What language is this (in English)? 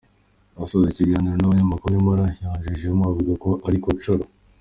Kinyarwanda